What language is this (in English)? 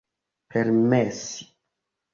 Esperanto